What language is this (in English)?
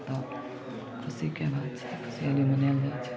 Maithili